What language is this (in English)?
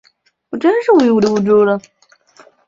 Chinese